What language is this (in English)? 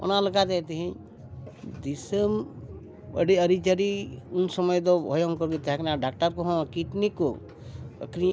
Santali